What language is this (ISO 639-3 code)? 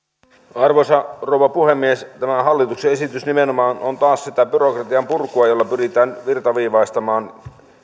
fin